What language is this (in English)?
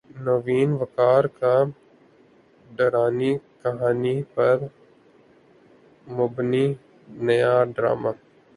Urdu